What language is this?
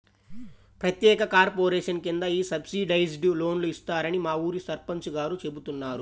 Telugu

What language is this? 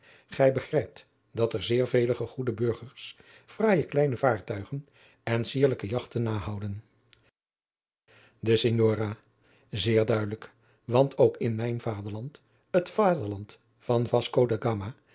Dutch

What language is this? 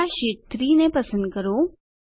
Gujarati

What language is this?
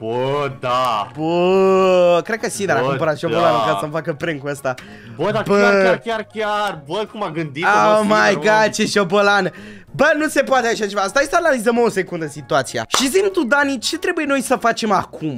Romanian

